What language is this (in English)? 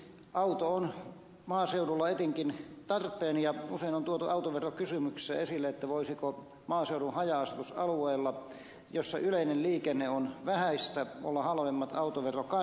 Finnish